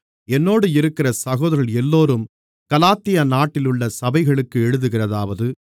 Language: Tamil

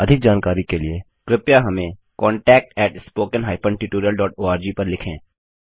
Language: Hindi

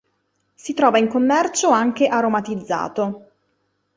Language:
Italian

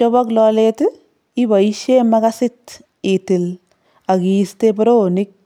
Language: Kalenjin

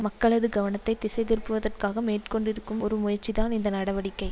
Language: Tamil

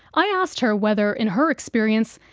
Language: English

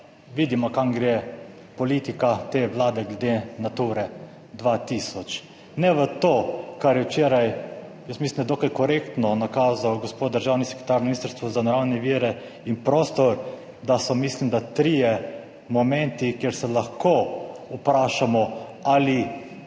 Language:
Slovenian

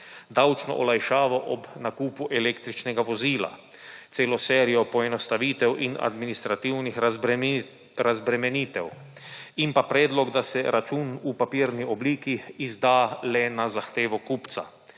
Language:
Slovenian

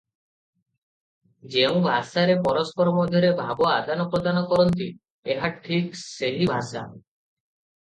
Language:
Odia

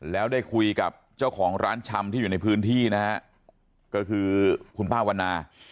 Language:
Thai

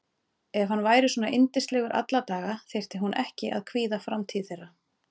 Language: Icelandic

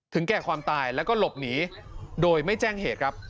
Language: Thai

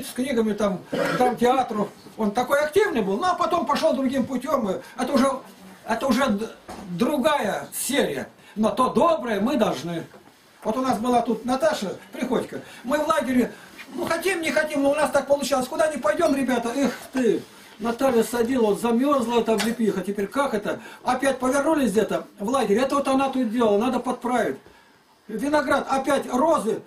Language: Russian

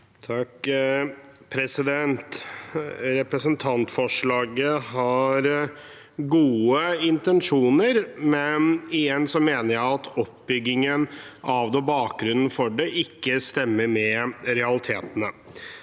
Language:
Norwegian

